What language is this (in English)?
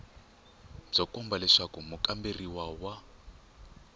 Tsonga